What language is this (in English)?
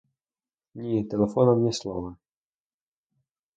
Ukrainian